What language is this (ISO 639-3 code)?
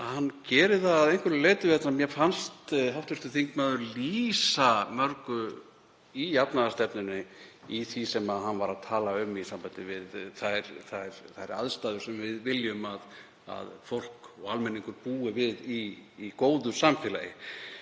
isl